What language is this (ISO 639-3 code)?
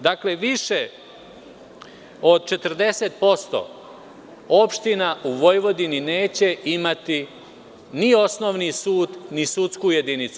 srp